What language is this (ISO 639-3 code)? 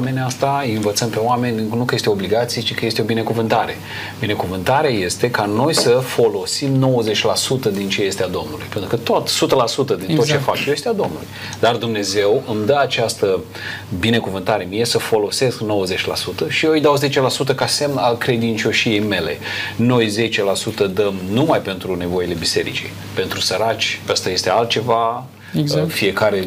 ron